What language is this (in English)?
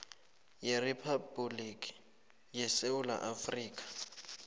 South Ndebele